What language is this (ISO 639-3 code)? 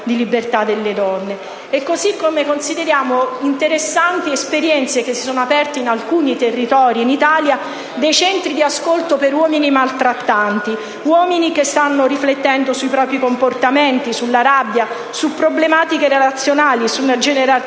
ita